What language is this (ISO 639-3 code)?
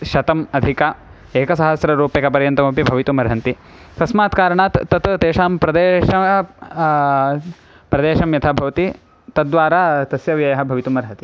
san